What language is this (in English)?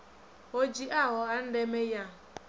Venda